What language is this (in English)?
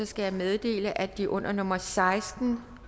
Danish